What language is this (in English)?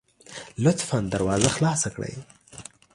Pashto